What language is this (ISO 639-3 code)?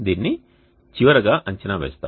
tel